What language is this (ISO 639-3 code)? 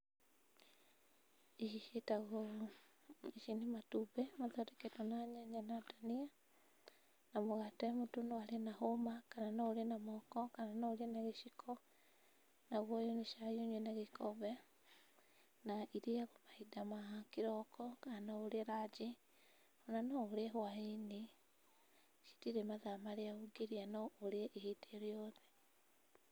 kik